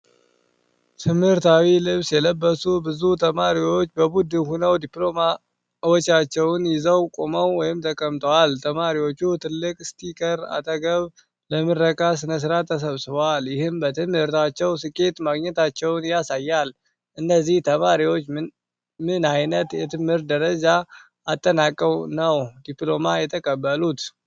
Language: Amharic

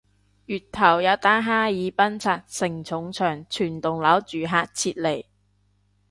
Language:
Cantonese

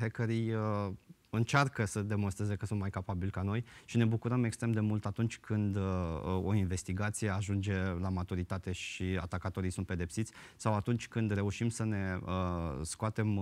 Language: Romanian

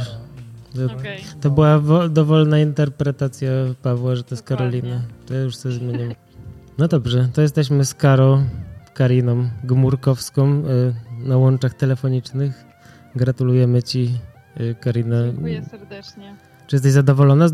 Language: Polish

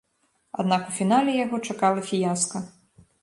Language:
Belarusian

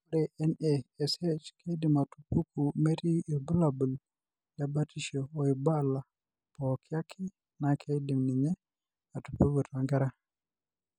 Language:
Masai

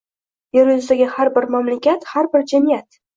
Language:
Uzbek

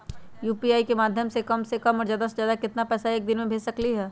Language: Magahi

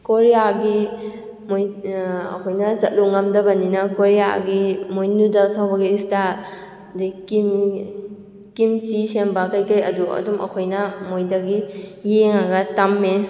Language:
Manipuri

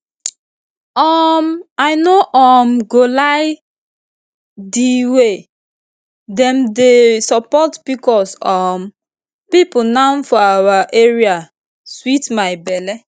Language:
Nigerian Pidgin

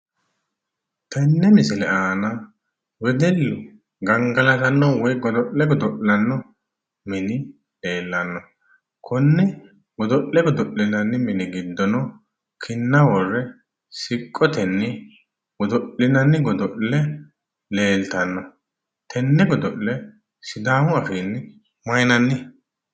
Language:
Sidamo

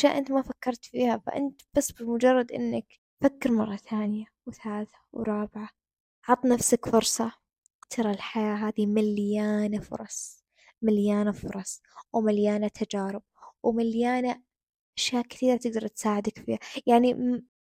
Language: Arabic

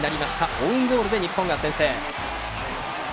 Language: Japanese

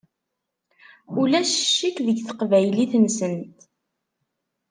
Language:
Kabyle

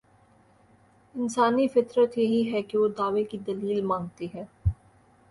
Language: Urdu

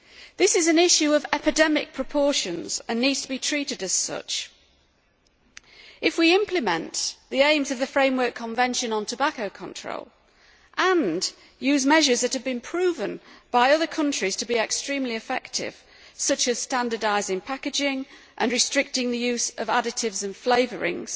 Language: English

